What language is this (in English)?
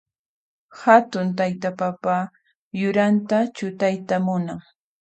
Puno Quechua